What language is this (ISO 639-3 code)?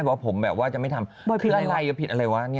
tha